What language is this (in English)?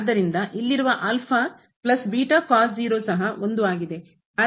Kannada